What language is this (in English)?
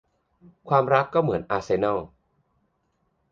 Thai